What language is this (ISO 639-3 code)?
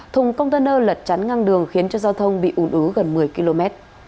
vie